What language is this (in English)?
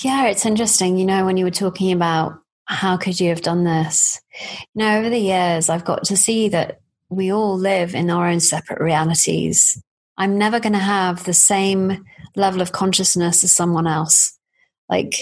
English